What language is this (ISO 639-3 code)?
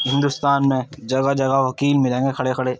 urd